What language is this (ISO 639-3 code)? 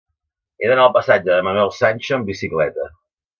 cat